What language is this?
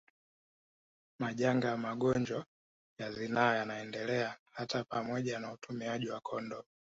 Swahili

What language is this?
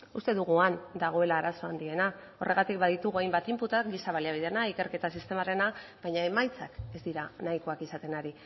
Basque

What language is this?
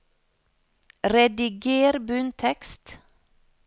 Norwegian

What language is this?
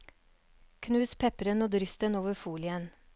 Norwegian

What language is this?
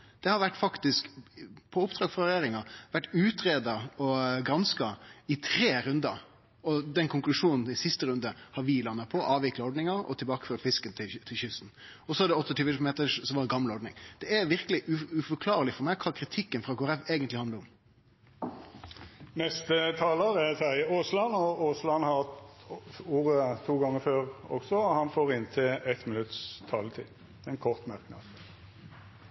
Norwegian Nynorsk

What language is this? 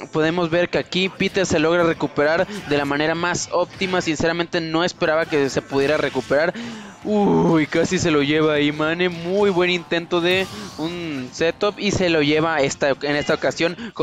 Spanish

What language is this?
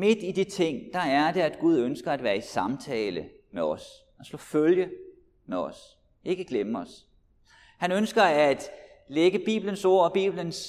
Danish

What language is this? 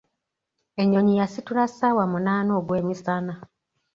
Ganda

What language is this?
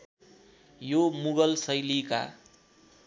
Nepali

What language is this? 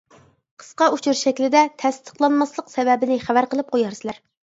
Uyghur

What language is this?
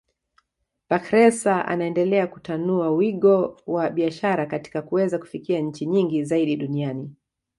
Swahili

